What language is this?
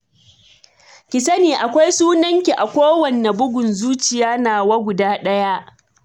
Hausa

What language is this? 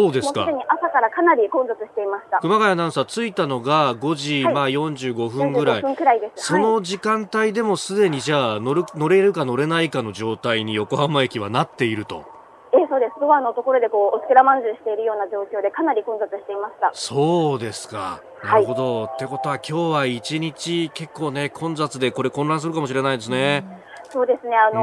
Japanese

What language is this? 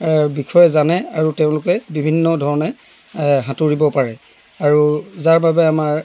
Assamese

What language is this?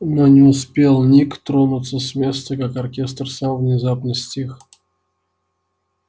Russian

